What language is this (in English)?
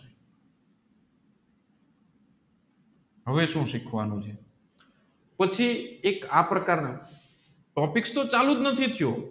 Gujarati